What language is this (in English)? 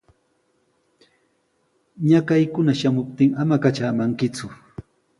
Sihuas Ancash Quechua